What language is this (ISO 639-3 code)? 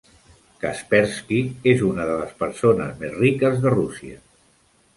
cat